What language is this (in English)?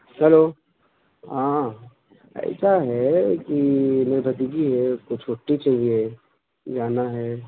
Urdu